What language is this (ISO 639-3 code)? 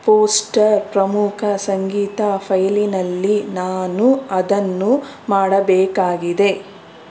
kan